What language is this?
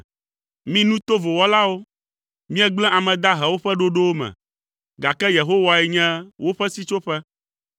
Ewe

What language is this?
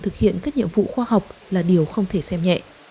Vietnamese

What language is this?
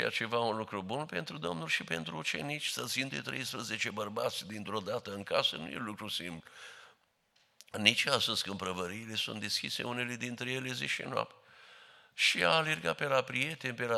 Romanian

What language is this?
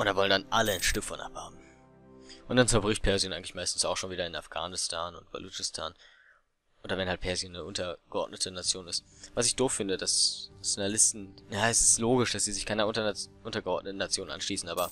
German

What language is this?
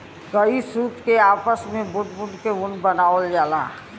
Bhojpuri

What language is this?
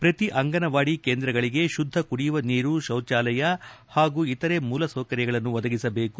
Kannada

